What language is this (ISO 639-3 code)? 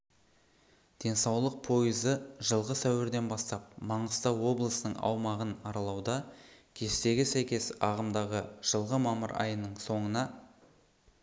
kaz